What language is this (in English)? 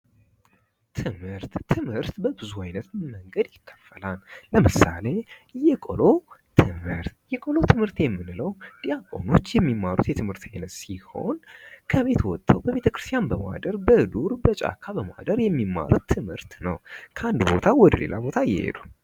Amharic